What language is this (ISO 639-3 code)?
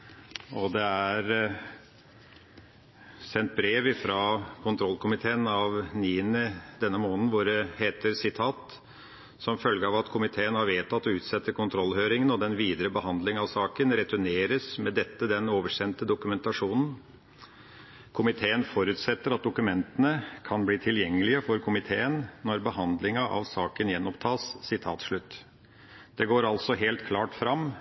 nob